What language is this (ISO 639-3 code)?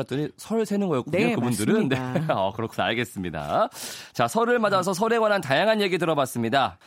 kor